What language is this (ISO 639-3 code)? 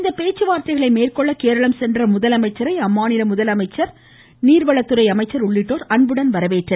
tam